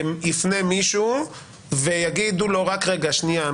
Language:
Hebrew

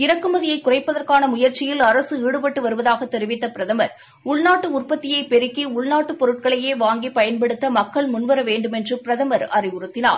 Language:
Tamil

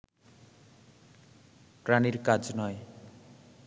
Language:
Bangla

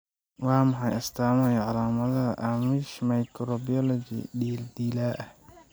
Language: Somali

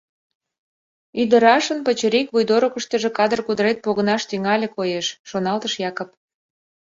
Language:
Mari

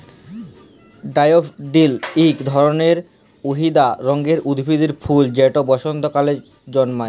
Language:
Bangla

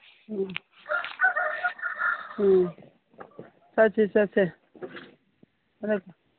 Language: Manipuri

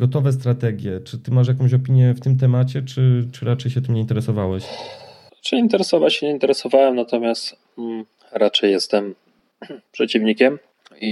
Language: Polish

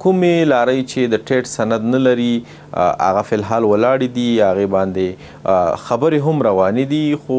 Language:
Persian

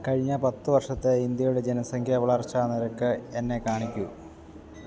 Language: Malayalam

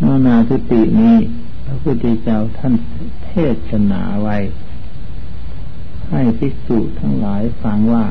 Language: Thai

